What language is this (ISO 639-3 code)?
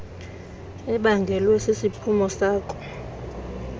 xho